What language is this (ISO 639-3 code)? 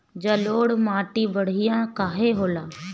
bho